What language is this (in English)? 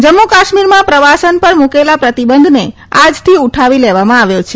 Gujarati